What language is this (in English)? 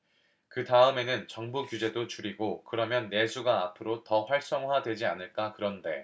Korean